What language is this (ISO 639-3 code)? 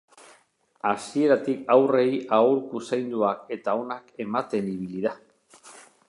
eus